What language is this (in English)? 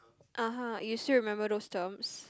English